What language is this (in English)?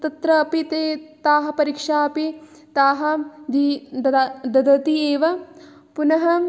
Sanskrit